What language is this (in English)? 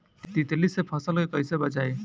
Bhojpuri